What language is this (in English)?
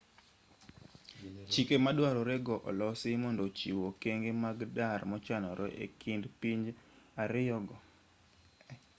Luo (Kenya and Tanzania)